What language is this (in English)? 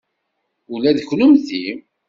Kabyle